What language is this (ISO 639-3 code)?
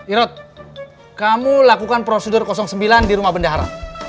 ind